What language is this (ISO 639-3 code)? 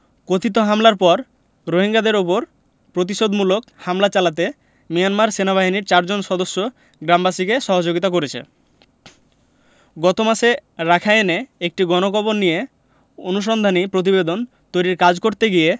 ben